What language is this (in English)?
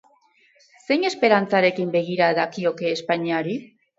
Basque